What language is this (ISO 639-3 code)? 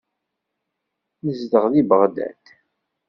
kab